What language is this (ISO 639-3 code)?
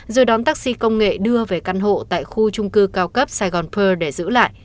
vie